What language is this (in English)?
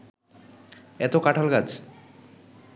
Bangla